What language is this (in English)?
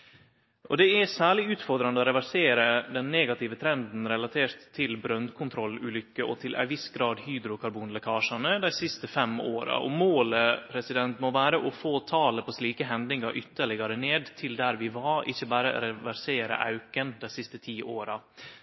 Norwegian Nynorsk